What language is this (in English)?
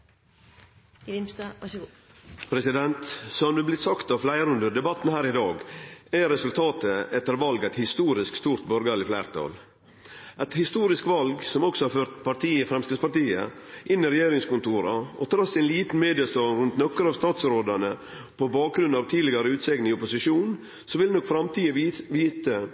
Norwegian